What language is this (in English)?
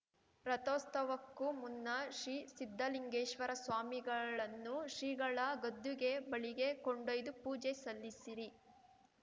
Kannada